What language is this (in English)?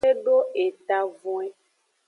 Aja (Benin)